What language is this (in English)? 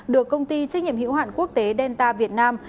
Vietnamese